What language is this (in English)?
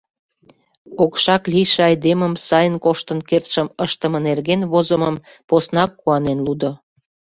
Mari